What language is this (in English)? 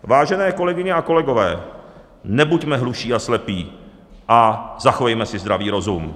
Czech